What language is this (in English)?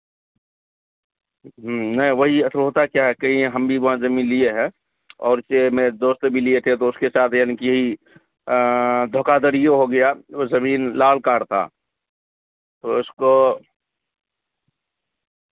Urdu